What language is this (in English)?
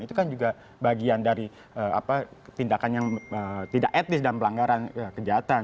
Indonesian